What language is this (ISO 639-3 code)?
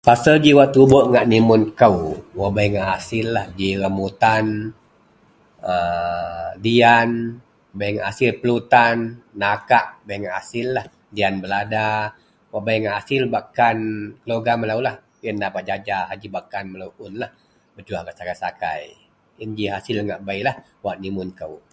mel